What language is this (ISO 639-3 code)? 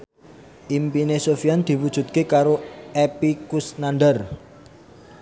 jav